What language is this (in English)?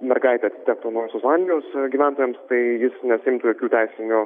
Lithuanian